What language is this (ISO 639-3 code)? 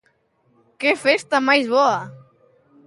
glg